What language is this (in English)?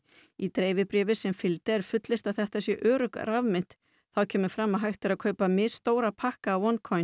Icelandic